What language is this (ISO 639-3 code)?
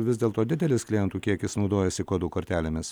lit